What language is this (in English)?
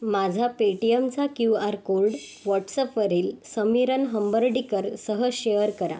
Marathi